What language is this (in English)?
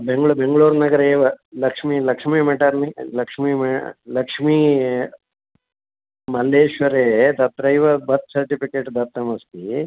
Sanskrit